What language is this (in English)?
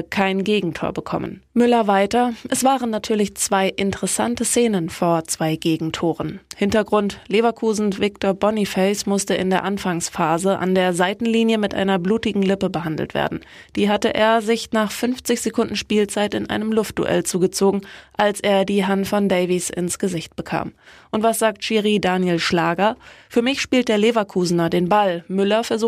German